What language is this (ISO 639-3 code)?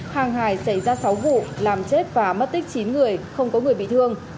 vie